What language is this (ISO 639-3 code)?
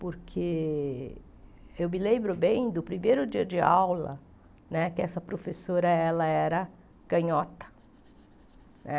por